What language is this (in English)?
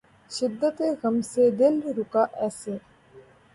Urdu